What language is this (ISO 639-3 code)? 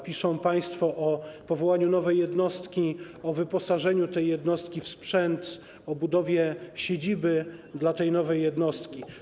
pol